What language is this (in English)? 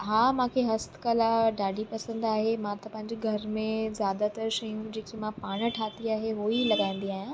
Sindhi